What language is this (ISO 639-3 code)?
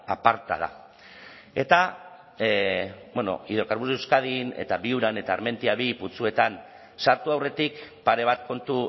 eus